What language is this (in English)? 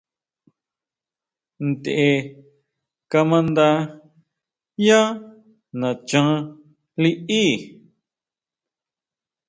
Huautla Mazatec